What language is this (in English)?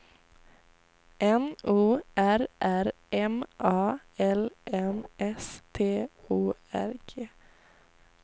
Swedish